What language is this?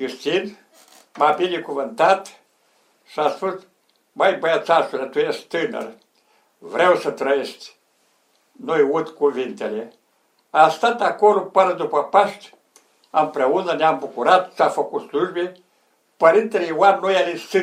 Romanian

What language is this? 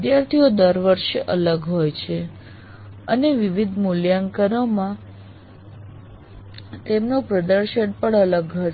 Gujarati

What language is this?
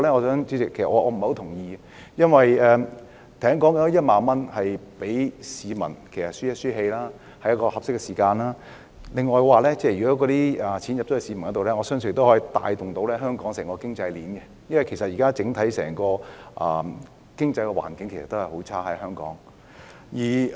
Cantonese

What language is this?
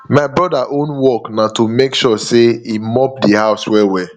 Nigerian Pidgin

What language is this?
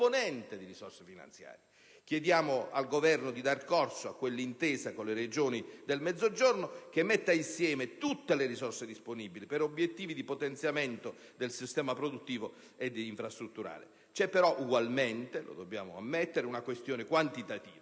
Italian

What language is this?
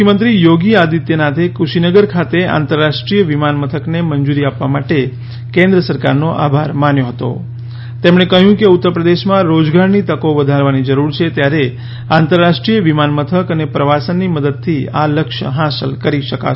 Gujarati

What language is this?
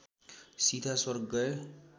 Nepali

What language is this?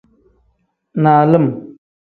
Tem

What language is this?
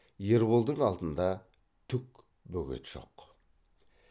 Kazakh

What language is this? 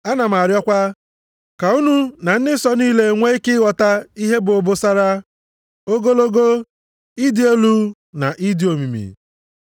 Igbo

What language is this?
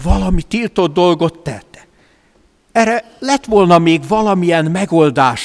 Hungarian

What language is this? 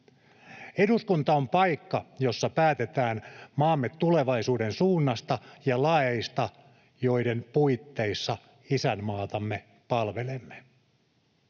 Finnish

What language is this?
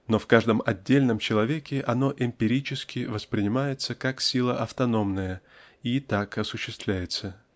Russian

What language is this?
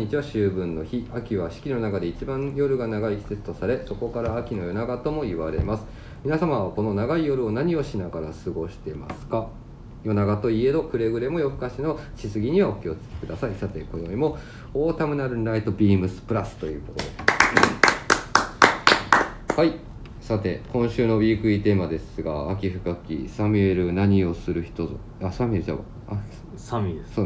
Japanese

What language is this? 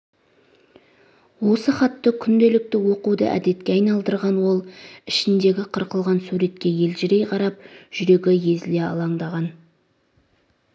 Kazakh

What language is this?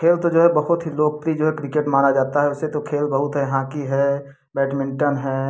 Hindi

